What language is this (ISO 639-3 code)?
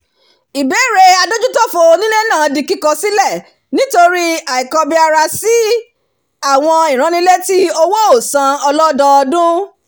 yor